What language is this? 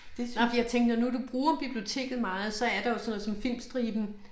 Danish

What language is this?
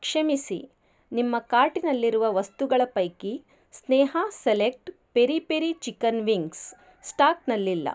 Kannada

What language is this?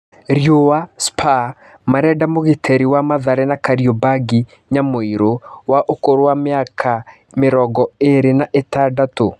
Kikuyu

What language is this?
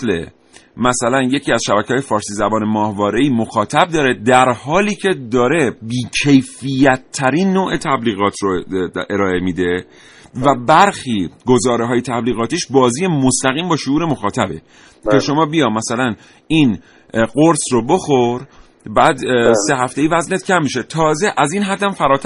Persian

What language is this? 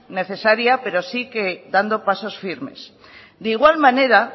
Spanish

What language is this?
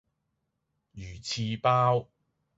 Cantonese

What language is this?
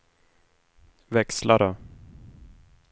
Swedish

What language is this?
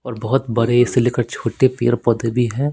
Hindi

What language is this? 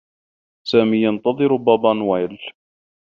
Arabic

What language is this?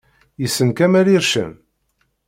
Kabyle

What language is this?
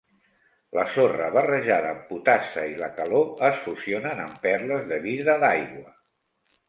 Catalan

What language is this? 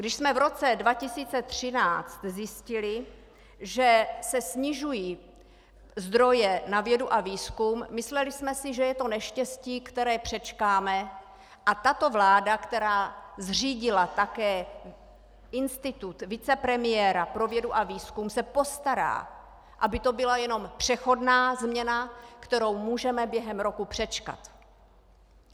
Czech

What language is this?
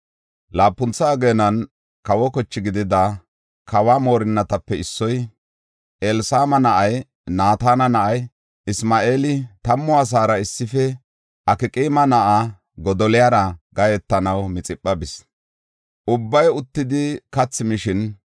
Gofa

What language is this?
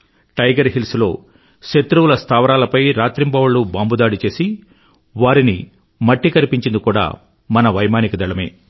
Telugu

